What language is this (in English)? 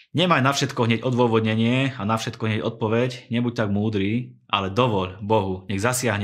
Slovak